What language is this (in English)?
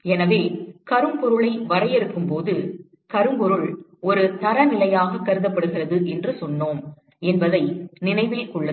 Tamil